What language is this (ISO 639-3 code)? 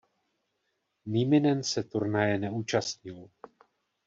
ces